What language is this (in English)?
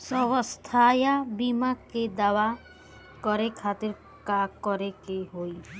Bhojpuri